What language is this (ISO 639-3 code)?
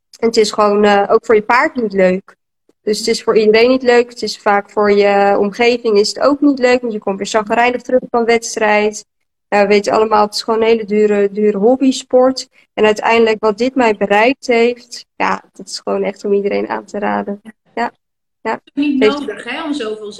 nld